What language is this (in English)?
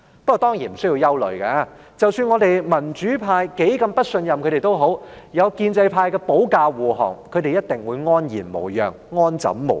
Cantonese